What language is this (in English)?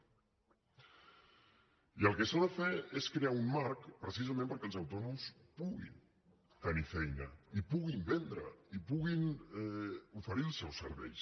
Catalan